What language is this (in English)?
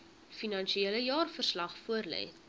Afrikaans